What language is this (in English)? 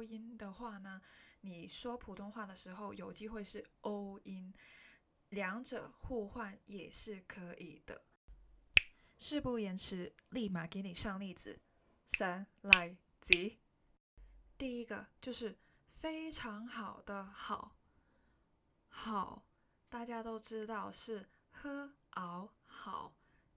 Chinese